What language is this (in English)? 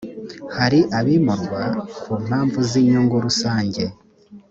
Kinyarwanda